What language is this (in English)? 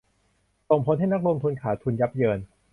Thai